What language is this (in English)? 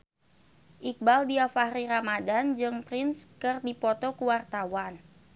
Sundanese